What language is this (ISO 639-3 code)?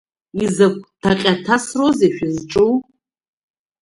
abk